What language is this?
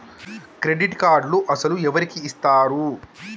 Telugu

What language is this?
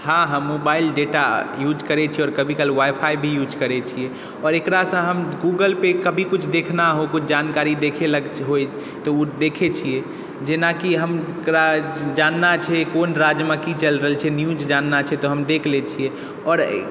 Maithili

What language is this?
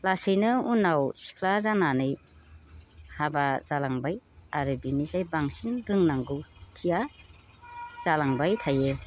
Bodo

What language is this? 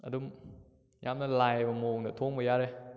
Manipuri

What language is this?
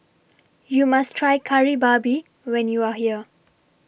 English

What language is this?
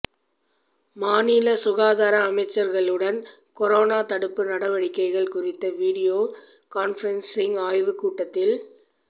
Tamil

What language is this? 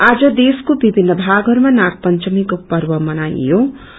Nepali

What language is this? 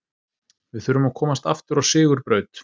Icelandic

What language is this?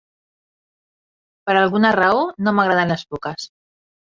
Catalan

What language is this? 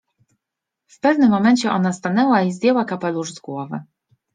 Polish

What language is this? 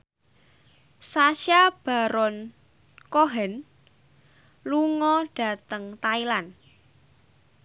Javanese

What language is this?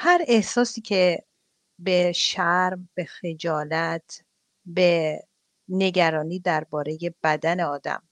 Persian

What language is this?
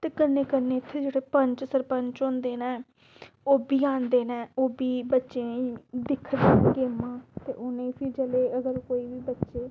Dogri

